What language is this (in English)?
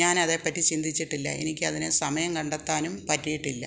Malayalam